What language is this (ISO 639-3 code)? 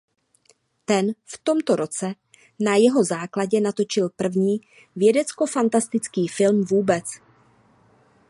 ces